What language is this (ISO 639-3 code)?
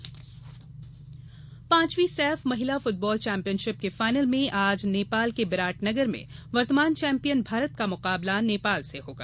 hin